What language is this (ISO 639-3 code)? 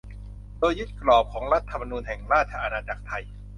tha